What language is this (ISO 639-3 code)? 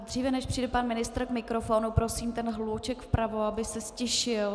ces